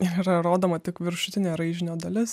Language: Lithuanian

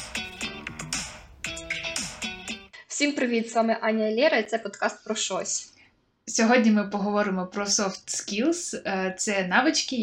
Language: Ukrainian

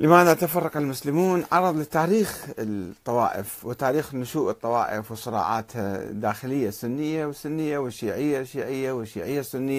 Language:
Arabic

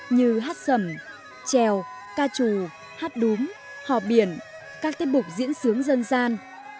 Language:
Vietnamese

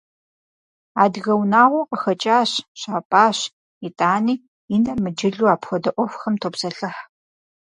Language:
Kabardian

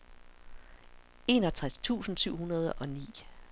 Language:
Danish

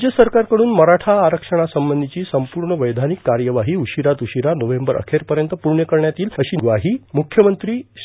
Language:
Marathi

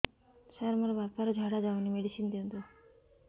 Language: Odia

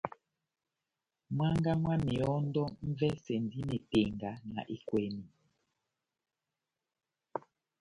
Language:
Batanga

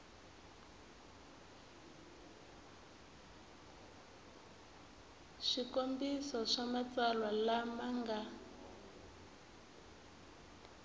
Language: Tsonga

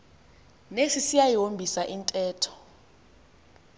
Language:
Xhosa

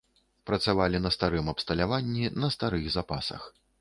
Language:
Belarusian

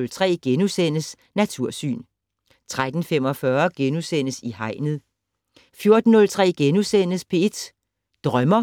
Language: Danish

